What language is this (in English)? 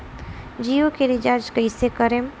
Bhojpuri